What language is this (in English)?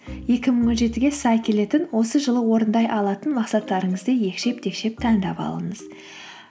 Kazakh